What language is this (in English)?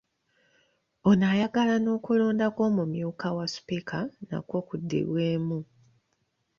Ganda